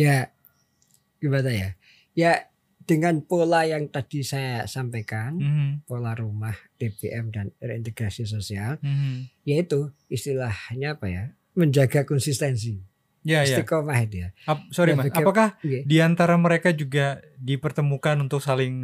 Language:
Indonesian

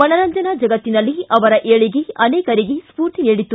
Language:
Kannada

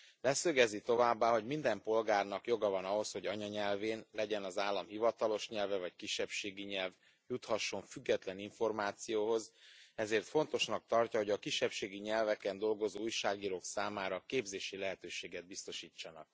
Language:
Hungarian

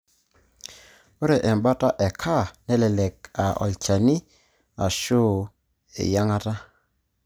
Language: Masai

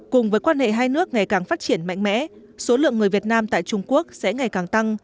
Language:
Vietnamese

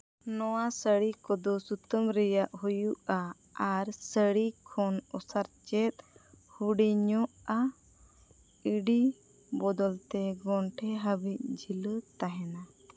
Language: Santali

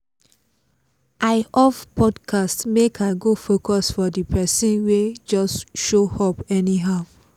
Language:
Nigerian Pidgin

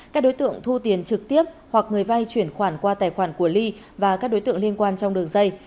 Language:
Vietnamese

